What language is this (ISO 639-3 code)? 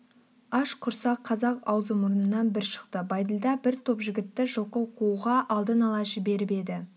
kaz